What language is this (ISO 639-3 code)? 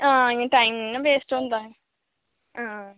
doi